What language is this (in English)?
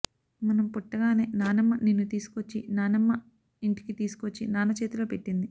Telugu